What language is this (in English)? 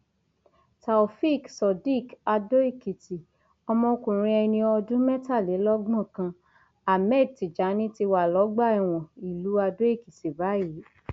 Yoruba